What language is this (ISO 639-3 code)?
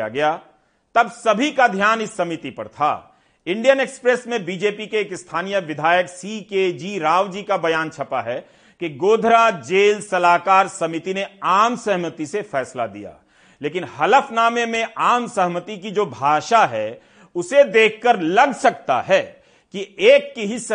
hin